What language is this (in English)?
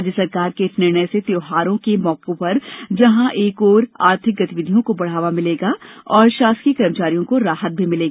Hindi